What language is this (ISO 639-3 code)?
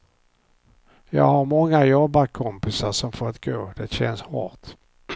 swe